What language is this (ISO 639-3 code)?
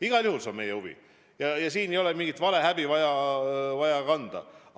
est